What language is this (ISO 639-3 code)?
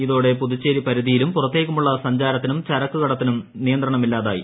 mal